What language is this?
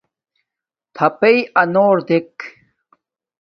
Domaaki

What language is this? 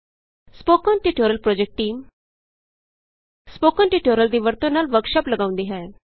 Punjabi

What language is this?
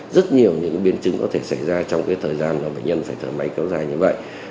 Vietnamese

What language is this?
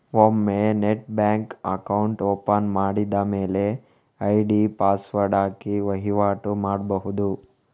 Kannada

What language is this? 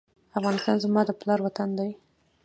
Pashto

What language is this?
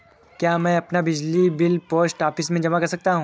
Hindi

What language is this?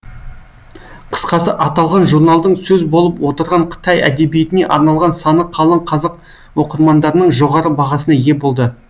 Kazakh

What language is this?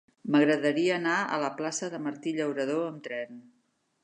Catalan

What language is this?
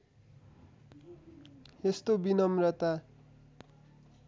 Nepali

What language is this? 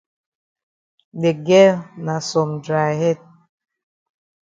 Cameroon Pidgin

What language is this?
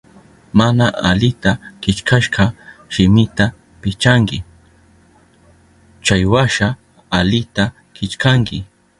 Southern Pastaza Quechua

